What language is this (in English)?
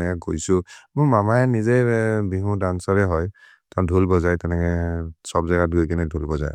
Maria (India)